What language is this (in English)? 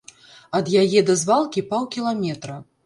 Belarusian